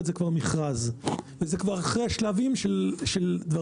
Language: Hebrew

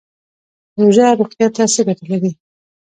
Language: Pashto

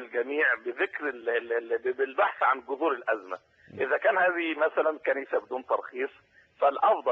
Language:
Arabic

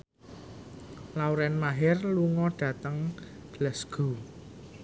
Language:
Javanese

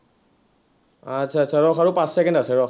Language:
Assamese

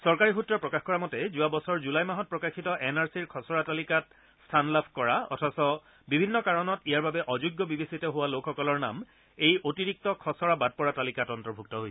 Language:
Assamese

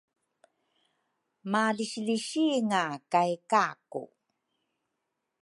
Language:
Rukai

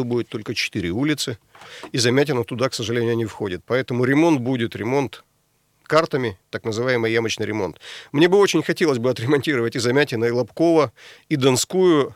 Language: Russian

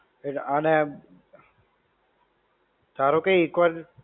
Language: Gujarati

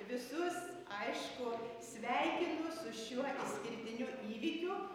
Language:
Lithuanian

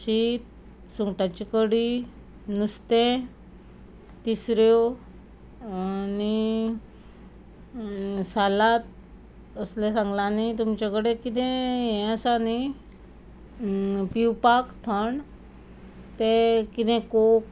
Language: Konkani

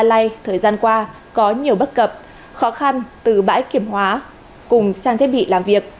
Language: Vietnamese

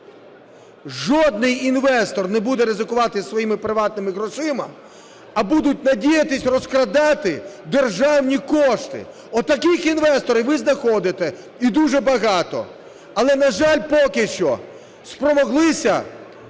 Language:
Ukrainian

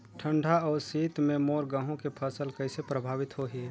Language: Chhattisgarhi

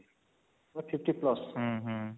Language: Odia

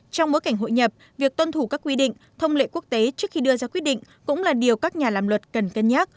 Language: Vietnamese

